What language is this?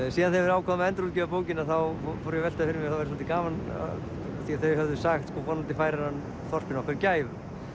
Icelandic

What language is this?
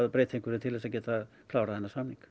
Icelandic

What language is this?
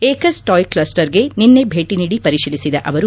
Kannada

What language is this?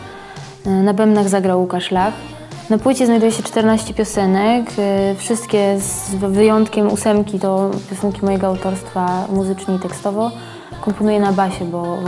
Polish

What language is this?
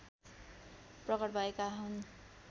Nepali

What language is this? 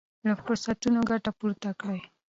Pashto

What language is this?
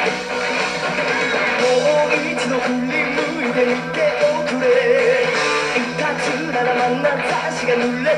Japanese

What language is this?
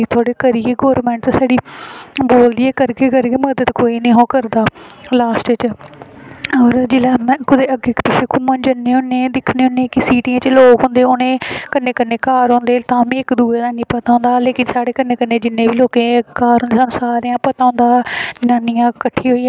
Dogri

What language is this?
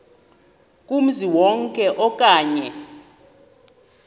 Xhosa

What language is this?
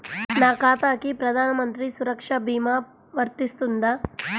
Telugu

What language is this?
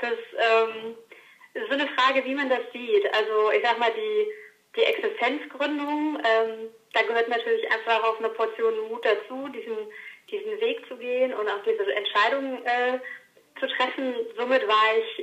German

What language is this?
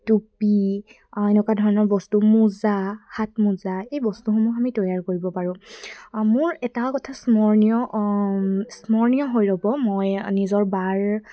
Assamese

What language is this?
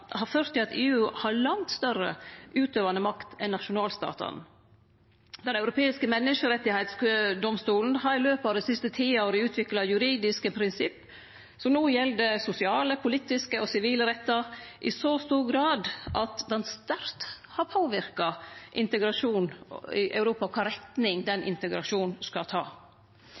Norwegian Nynorsk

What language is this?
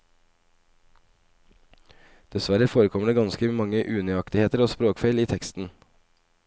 Norwegian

